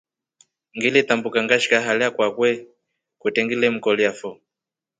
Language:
Rombo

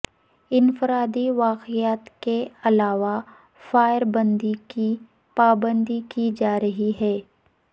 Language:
Urdu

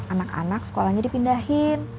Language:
Indonesian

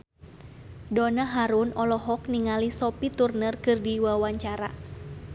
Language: Sundanese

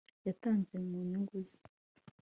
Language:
Kinyarwanda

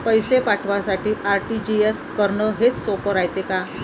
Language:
Marathi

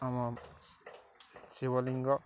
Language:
Odia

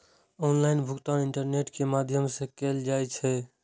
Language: Maithili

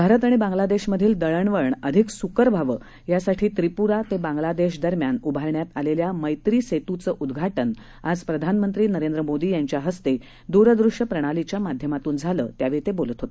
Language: Marathi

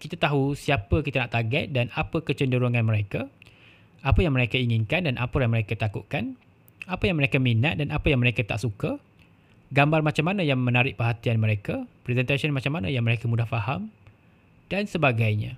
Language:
Malay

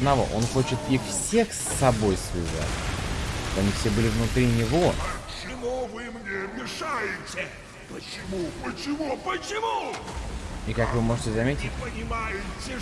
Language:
Russian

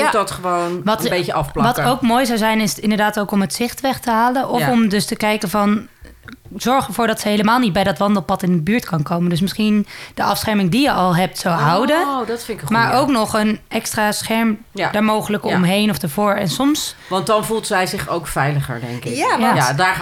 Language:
Dutch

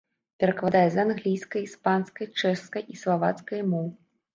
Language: Belarusian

